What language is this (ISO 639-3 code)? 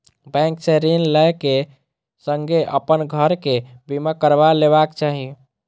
mai